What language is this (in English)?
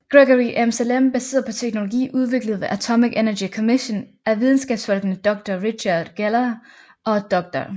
Danish